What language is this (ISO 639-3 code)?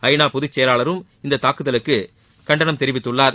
tam